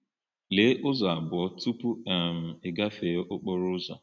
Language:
Igbo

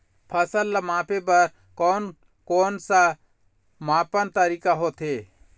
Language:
Chhattisgarhi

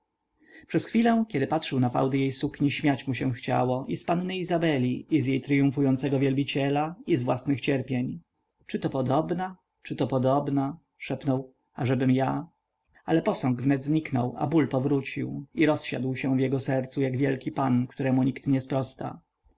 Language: Polish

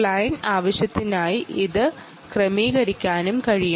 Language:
Malayalam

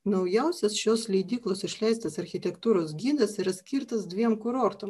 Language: Lithuanian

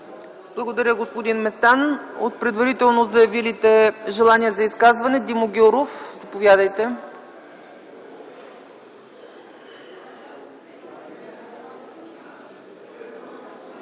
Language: Bulgarian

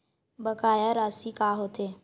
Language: Chhattisgarhi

